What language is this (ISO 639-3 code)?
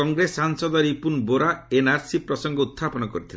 ori